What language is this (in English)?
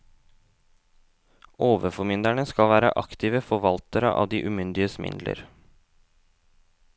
Norwegian